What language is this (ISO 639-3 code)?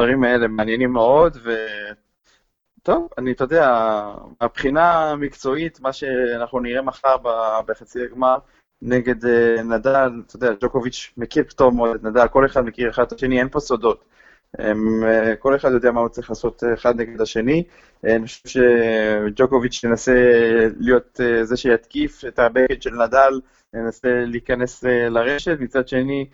heb